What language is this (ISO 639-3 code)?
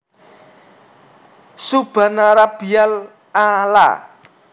jav